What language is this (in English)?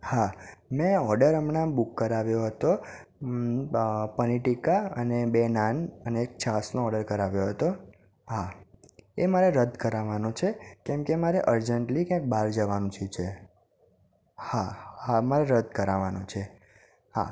Gujarati